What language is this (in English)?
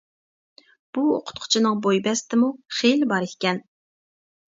Uyghur